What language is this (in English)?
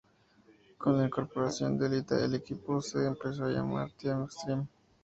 Spanish